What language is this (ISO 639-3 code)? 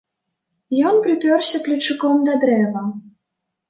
bel